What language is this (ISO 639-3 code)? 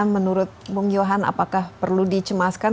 ind